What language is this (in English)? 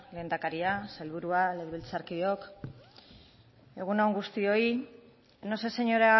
Basque